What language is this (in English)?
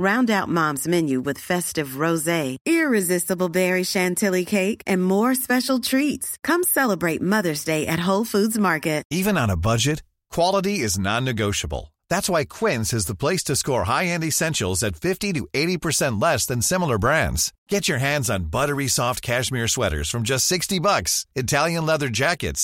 Swedish